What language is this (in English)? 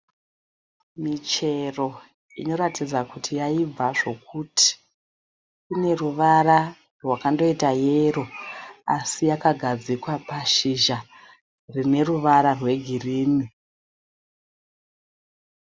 Shona